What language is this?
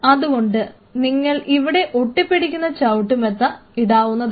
Malayalam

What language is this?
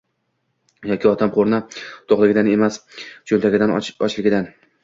Uzbek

